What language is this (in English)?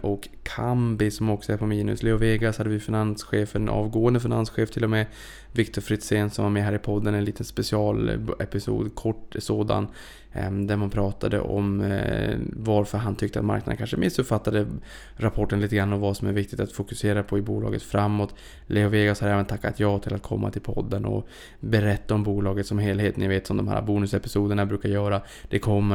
Swedish